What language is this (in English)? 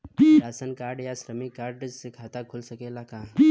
Bhojpuri